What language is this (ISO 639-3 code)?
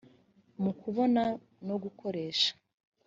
kin